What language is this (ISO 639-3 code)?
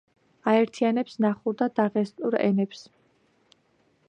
kat